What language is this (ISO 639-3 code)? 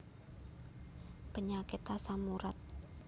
jav